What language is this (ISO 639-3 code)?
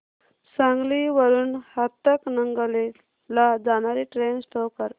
mar